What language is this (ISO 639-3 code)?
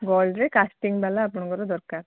ori